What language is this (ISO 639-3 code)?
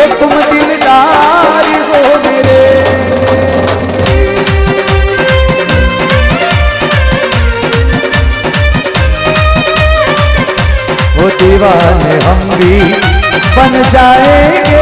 hin